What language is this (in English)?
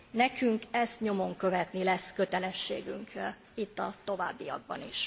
Hungarian